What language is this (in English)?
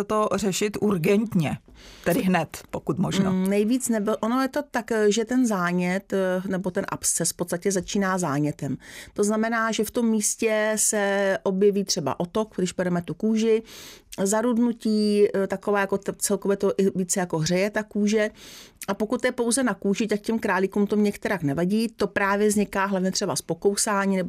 Czech